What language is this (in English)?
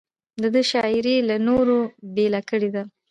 Pashto